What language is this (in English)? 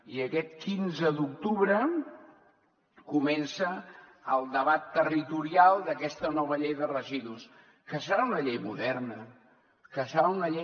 Catalan